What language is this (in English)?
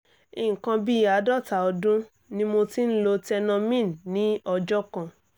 Yoruba